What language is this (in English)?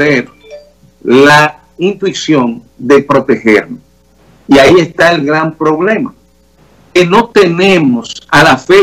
Spanish